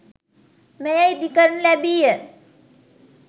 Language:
Sinhala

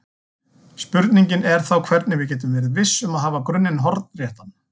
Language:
Icelandic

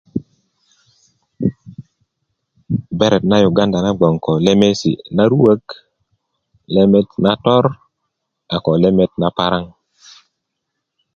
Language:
Kuku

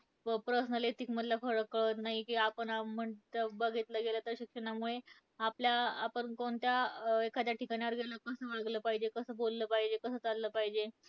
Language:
Marathi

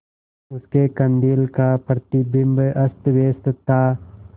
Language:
Hindi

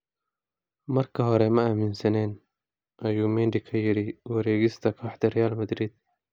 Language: Somali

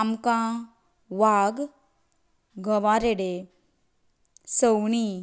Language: Konkani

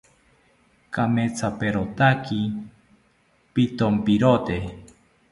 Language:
South Ucayali Ashéninka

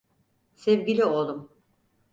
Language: Turkish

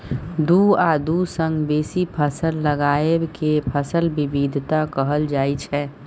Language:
Maithili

